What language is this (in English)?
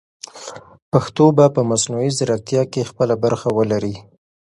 Pashto